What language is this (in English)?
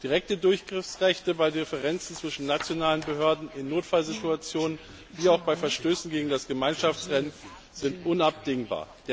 German